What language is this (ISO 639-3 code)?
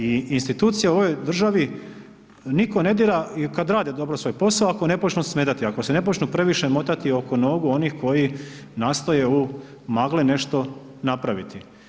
hrv